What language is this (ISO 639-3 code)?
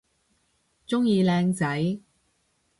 yue